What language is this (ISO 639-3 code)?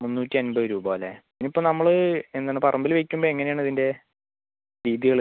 mal